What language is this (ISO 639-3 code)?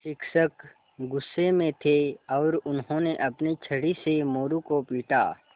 hin